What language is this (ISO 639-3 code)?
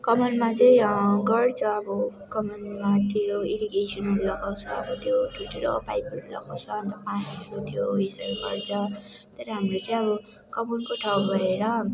nep